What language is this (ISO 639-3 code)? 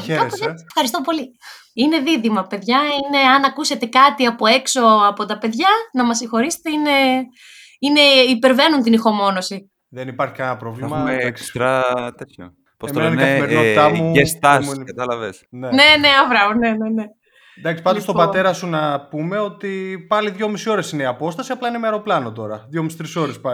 ell